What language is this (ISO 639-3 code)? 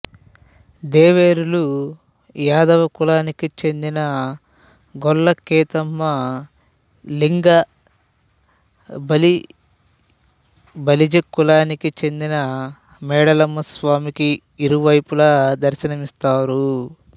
tel